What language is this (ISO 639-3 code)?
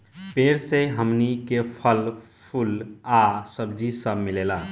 bho